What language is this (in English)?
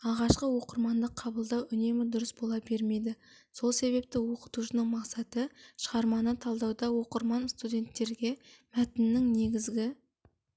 Kazakh